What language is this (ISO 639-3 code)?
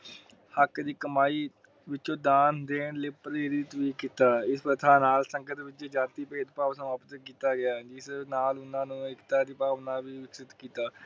pan